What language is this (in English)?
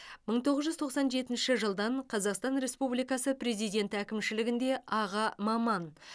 Kazakh